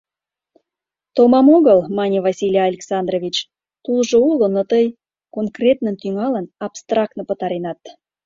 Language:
Mari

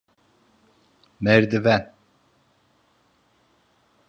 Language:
Turkish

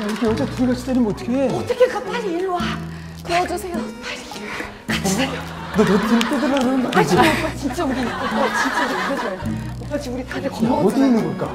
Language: Korean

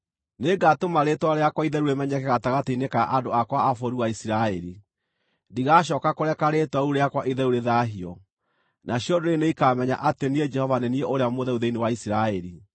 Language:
Kikuyu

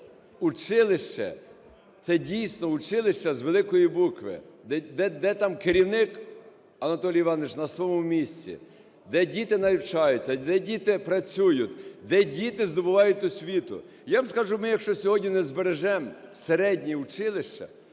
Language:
Ukrainian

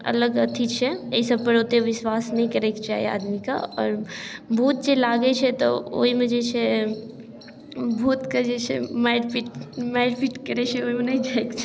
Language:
Maithili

